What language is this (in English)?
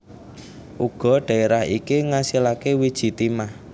Javanese